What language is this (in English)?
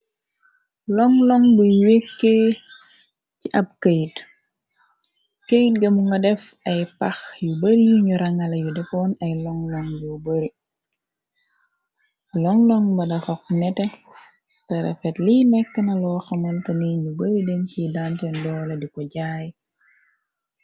Wolof